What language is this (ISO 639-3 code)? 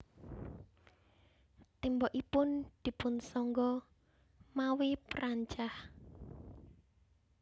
jav